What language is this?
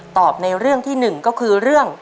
Thai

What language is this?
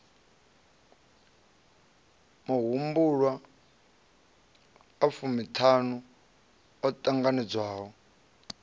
Venda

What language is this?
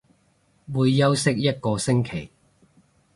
Cantonese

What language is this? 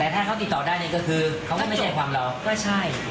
Thai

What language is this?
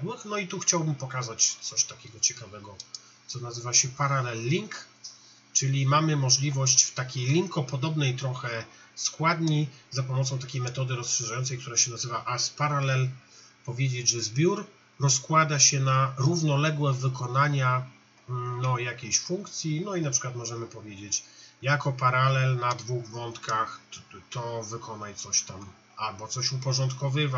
Polish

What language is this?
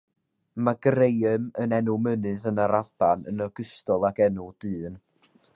Welsh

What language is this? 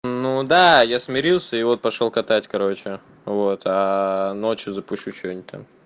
Russian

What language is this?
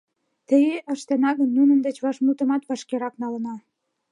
Mari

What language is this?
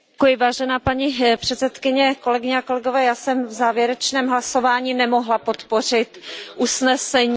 Czech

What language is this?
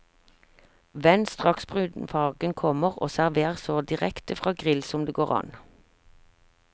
Norwegian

